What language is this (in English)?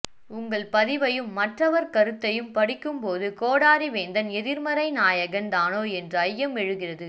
Tamil